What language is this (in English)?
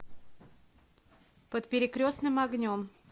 Russian